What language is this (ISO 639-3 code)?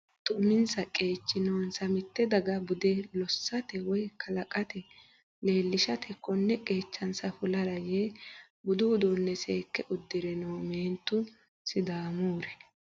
sid